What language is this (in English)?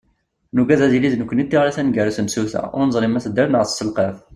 Kabyle